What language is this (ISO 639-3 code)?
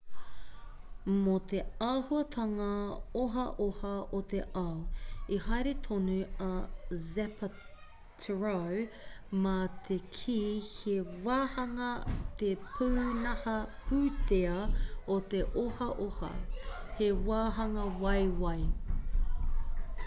mri